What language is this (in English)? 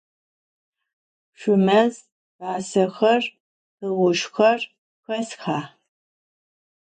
Adyghe